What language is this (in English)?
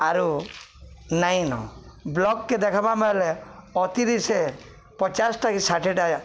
Odia